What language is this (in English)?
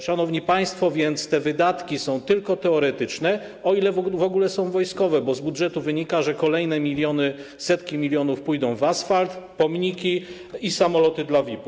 Polish